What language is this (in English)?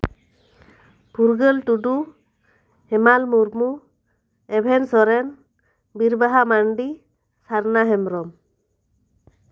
Santali